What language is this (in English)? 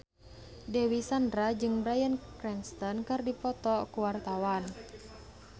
Sundanese